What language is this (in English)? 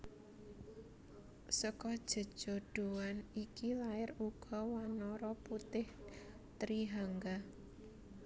Javanese